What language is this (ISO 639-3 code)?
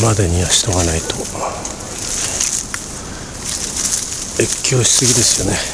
jpn